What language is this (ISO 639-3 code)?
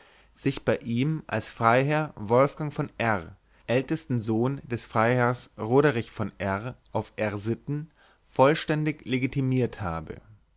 deu